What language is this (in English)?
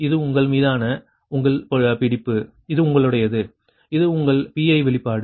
Tamil